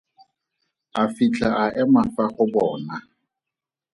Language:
Tswana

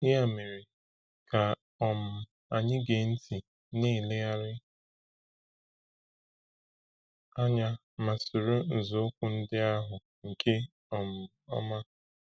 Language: Igbo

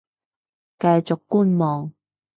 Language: Cantonese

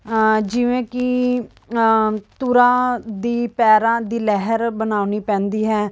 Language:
Punjabi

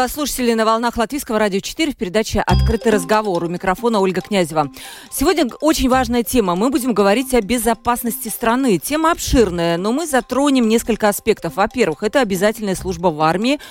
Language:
Russian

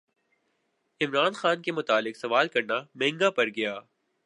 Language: Urdu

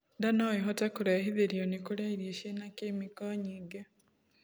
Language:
Kikuyu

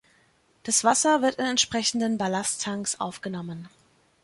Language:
German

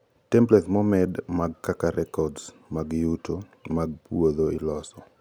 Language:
Luo (Kenya and Tanzania)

